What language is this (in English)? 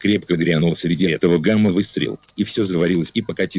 Russian